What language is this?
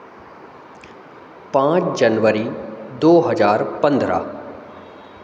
Hindi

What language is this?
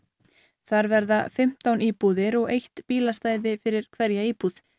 Icelandic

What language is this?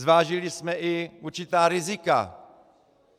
Czech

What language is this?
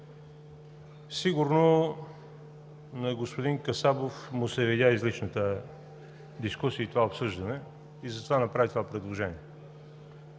Bulgarian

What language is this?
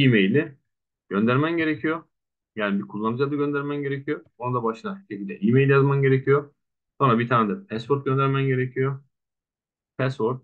Turkish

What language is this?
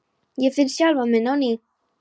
Icelandic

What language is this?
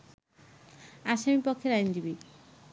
Bangla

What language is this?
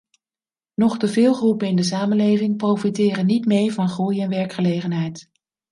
Dutch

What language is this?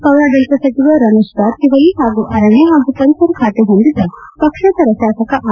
Kannada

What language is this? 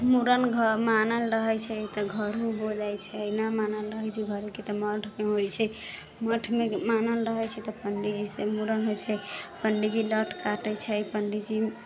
Maithili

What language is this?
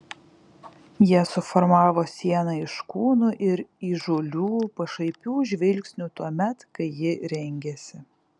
Lithuanian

